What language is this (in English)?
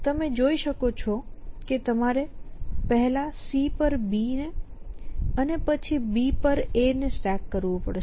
Gujarati